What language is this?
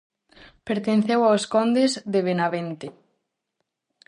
Galician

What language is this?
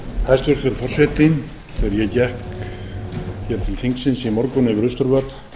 Icelandic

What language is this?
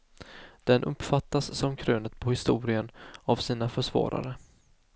Swedish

